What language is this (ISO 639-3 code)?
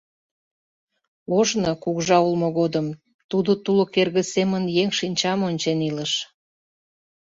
chm